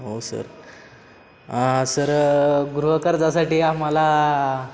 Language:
Marathi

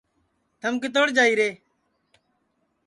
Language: Sansi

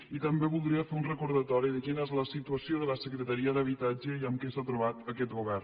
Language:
Catalan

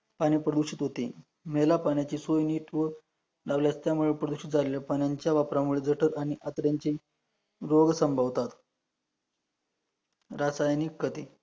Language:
Marathi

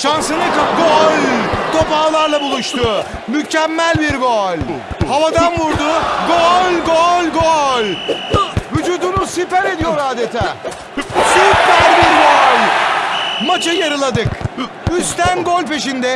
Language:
Turkish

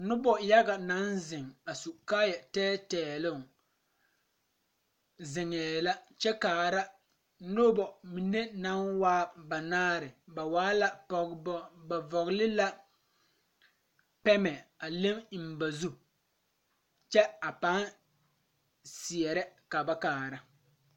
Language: Southern Dagaare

